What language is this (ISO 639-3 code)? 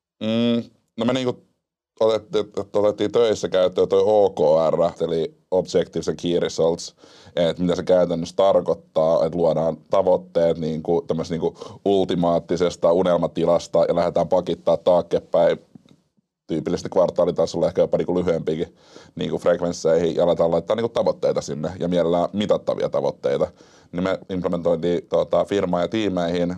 fin